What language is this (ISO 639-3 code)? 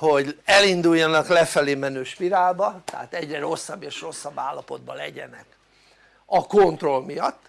hun